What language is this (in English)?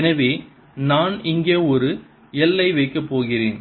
Tamil